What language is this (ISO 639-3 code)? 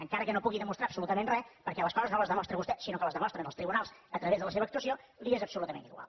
cat